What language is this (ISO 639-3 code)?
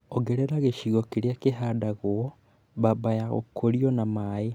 kik